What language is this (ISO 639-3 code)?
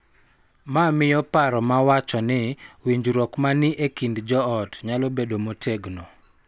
luo